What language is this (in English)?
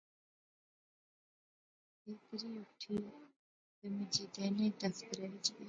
Pahari-Potwari